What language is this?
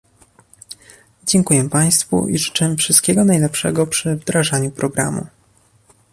Polish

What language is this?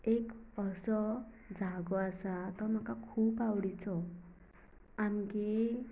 Konkani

